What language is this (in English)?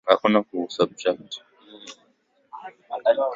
Swahili